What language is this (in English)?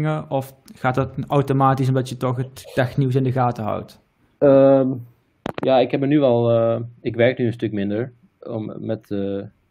Dutch